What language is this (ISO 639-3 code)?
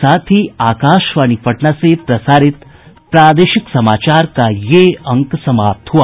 hin